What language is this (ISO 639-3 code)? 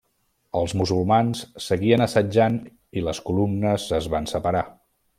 cat